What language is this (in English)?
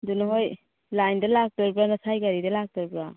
Manipuri